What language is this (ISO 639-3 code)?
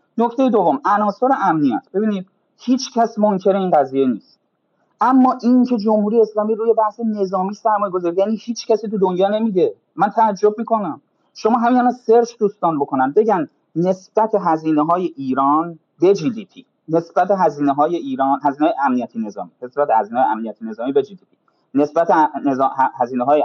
fas